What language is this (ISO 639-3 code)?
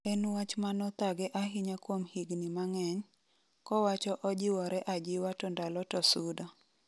luo